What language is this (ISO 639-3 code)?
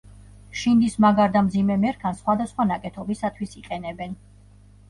kat